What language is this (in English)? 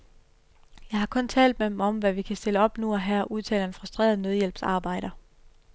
Danish